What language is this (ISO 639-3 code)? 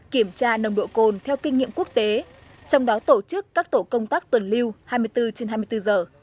vie